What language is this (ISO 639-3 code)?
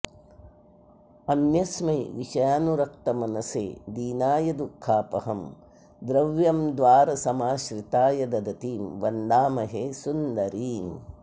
san